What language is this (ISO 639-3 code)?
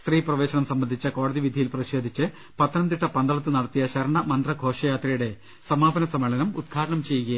mal